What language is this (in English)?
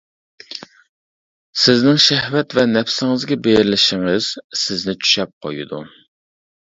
Uyghur